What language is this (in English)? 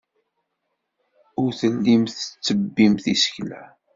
Kabyle